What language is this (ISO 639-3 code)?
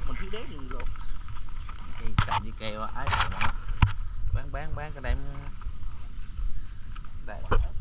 vie